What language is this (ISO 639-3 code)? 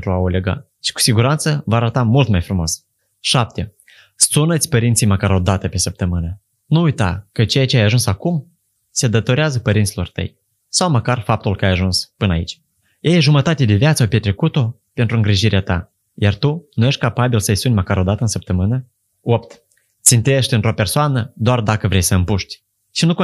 ron